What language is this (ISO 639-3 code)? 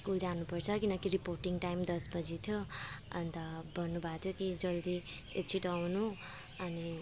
nep